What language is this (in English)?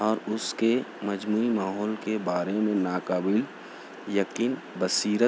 Urdu